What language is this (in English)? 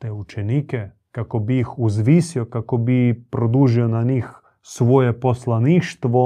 Croatian